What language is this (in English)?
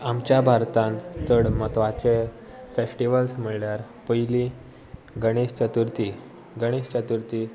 Konkani